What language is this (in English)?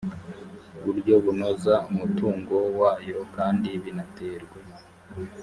Kinyarwanda